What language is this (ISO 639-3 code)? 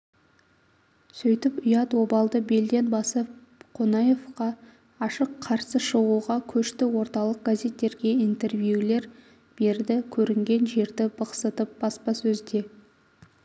kaz